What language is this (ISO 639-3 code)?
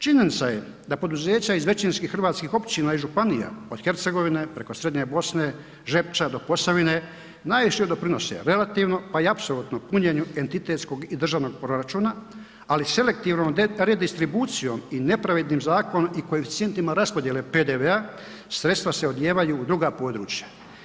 hrv